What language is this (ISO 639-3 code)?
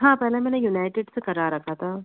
hin